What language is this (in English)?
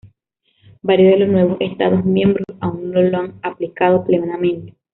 Spanish